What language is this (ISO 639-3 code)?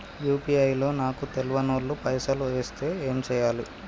tel